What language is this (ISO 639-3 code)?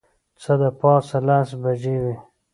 pus